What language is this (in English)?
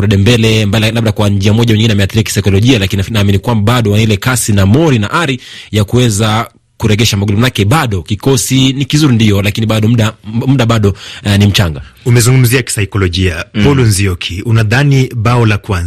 Swahili